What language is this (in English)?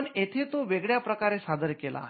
Marathi